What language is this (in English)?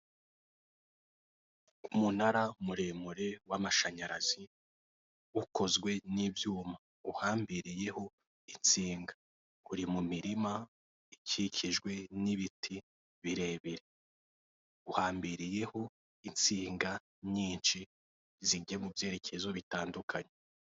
Kinyarwanda